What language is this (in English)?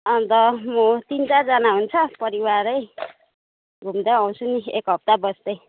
Nepali